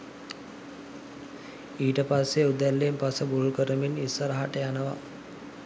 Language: Sinhala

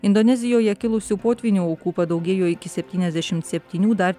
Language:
Lithuanian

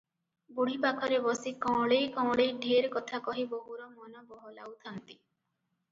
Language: Odia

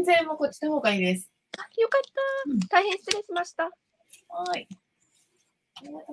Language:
Japanese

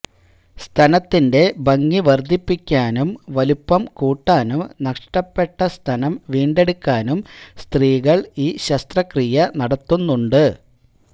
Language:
Malayalam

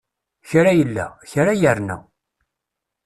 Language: Kabyle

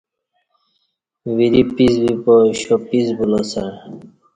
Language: Kati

